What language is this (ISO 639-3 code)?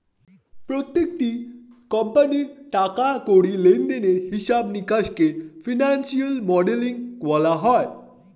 ben